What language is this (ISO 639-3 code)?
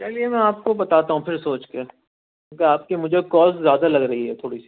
urd